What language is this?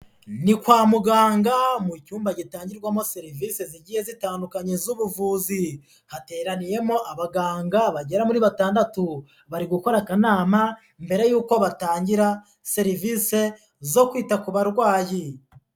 Kinyarwanda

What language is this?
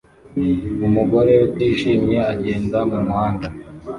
Kinyarwanda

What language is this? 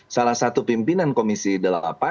Indonesian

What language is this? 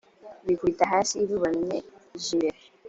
Kinyarwanda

